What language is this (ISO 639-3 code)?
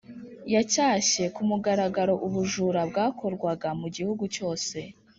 kin